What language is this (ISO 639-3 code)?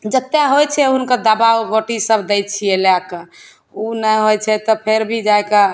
mai